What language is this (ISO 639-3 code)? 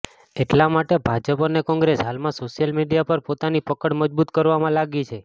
guj